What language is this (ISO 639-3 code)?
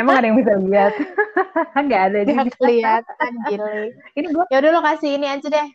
ind